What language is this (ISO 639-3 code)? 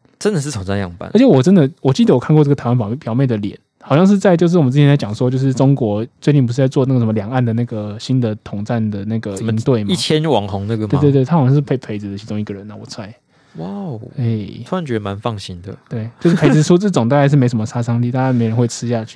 zho